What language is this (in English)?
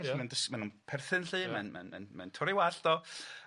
Welsh